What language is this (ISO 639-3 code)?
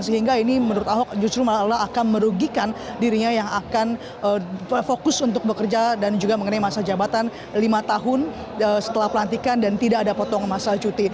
ind